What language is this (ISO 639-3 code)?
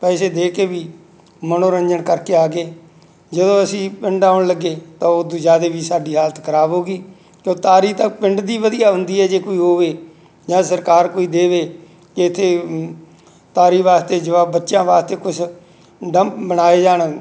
pan